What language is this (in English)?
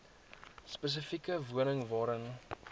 Afrikaans